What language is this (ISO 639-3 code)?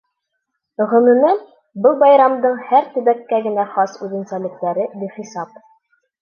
bak